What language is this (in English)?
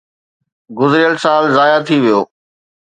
Sindhi